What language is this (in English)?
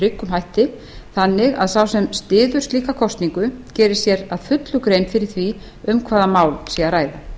Icelandic